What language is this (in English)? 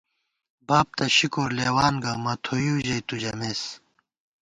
Gawar-Bati